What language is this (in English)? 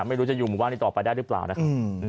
Thai